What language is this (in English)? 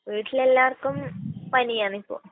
Malayalam